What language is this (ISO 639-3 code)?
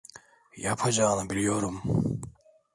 tur